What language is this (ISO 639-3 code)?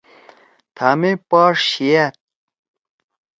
trw